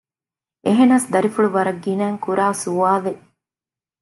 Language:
Divehi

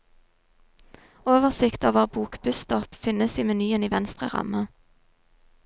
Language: Norwegian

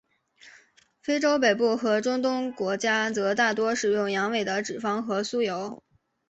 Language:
Chinese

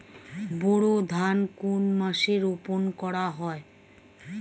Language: Bangla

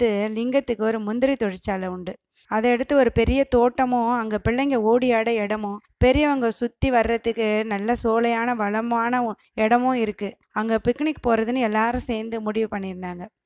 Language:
Tamil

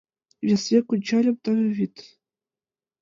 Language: Mari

